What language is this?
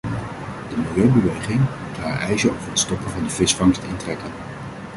Dutch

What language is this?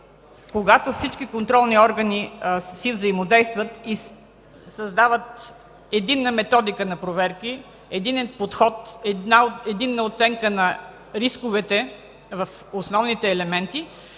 Bulgarian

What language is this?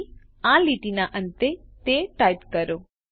Gujarati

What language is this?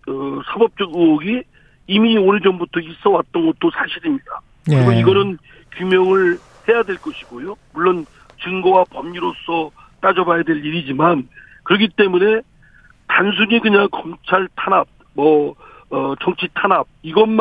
Korean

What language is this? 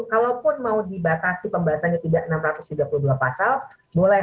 Indonesian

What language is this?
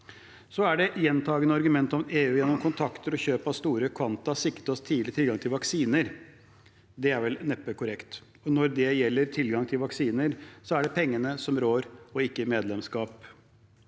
Norwegian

